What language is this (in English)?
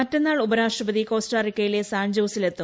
Malayalam